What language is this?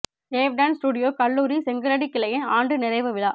Tamil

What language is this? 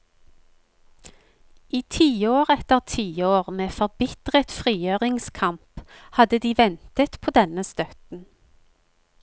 Norwegian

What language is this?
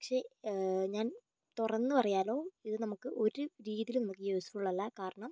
Malayalam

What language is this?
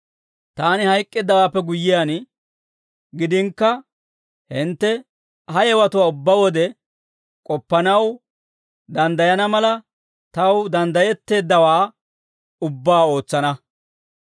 Dawro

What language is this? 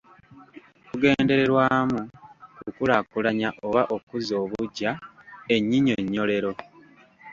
Ganda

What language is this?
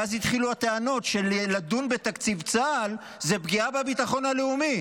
Hebrew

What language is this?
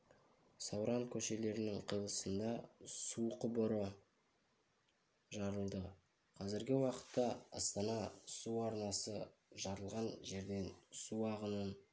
Kazakh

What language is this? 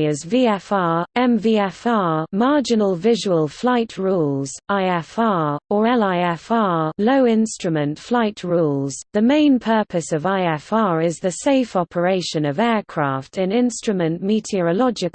English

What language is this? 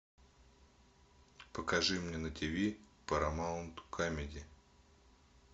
Russian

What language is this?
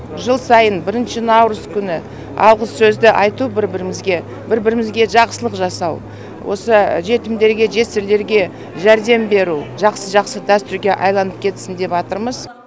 Kazakh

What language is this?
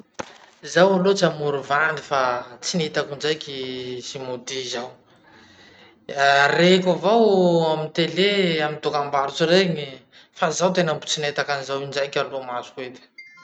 Masikoro Malagasy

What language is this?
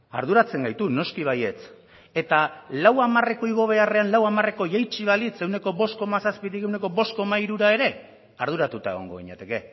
Basque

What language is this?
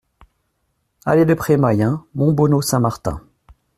French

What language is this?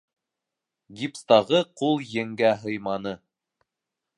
Bashkir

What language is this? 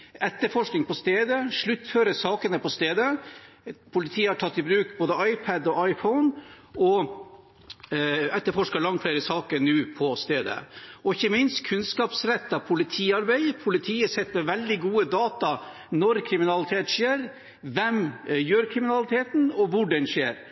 Norwegian Bokmål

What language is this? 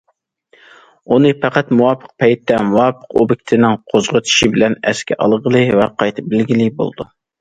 Uyghur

